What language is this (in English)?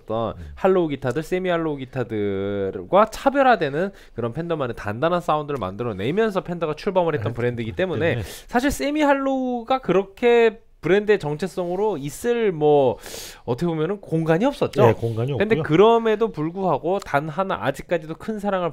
Korean